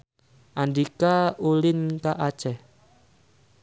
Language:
Sundanese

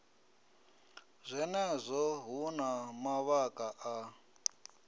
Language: Venda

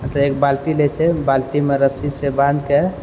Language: Maithili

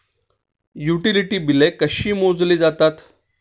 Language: Marathi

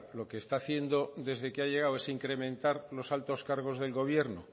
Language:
Spanish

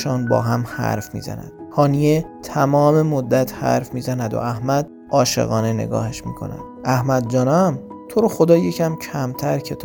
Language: Persian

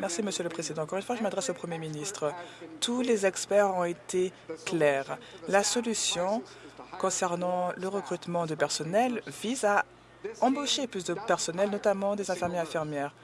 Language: French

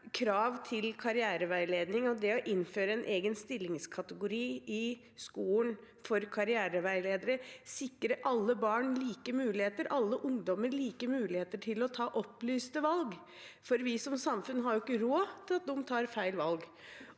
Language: Norwegian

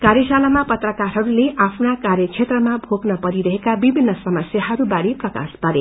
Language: Nepali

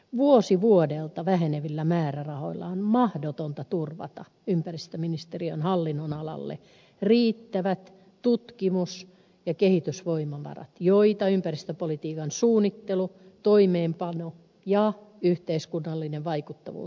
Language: Finnish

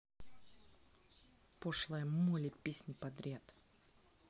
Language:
Russian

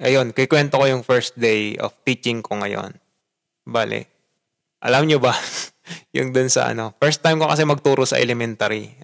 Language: Filipino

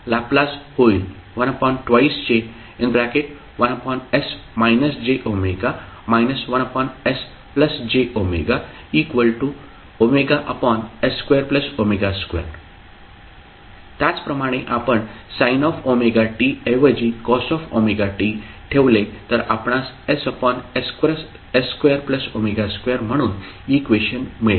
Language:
Marathi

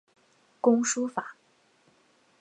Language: Chinese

